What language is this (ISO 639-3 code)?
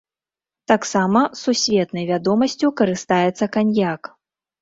bel